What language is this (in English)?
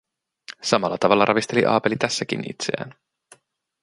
Finnish